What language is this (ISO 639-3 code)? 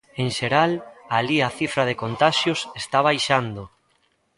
glg